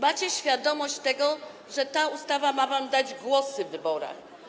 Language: Polish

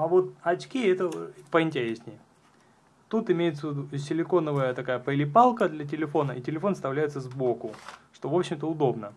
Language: Russian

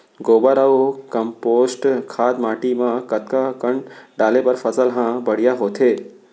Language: Chhattisgarhi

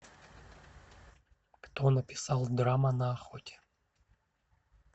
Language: Russian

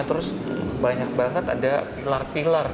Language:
Indonesian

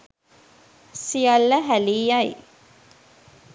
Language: Sinhala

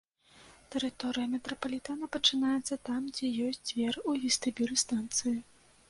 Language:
Belarusian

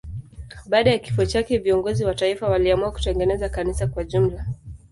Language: Swahili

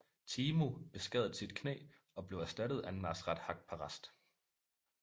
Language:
Danish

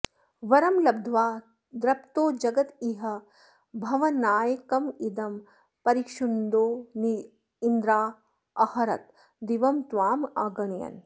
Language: Sanskrit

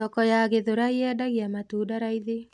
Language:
Kikuyu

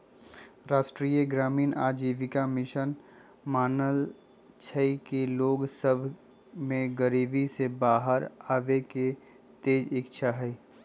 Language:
Magahi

